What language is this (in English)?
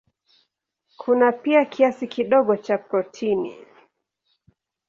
Swahili